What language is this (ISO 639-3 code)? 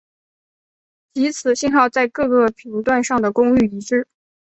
zho